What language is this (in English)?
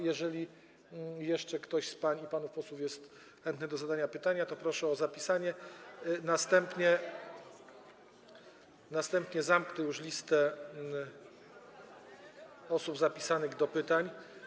Polish